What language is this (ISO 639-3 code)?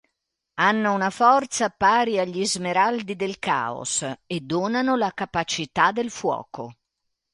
ita